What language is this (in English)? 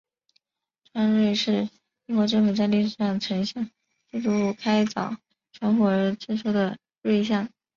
Chinese